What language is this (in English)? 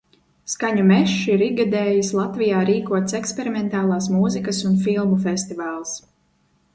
Latvian